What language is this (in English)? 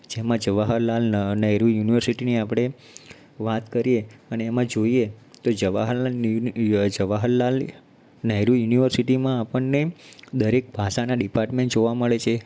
Gujarati